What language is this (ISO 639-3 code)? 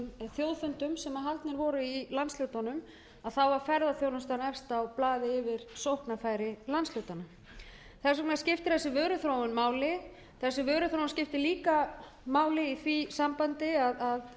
isl